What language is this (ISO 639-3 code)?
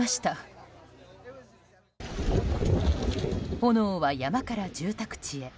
jpn